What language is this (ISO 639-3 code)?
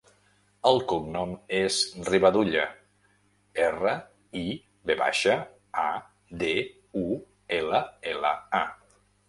cat